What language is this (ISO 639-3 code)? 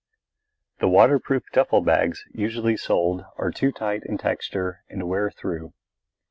eng